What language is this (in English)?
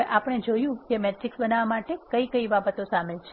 Gujarati